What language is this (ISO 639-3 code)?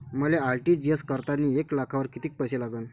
mar